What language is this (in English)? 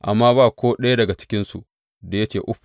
Hausa